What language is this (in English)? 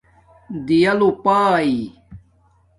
Domaaki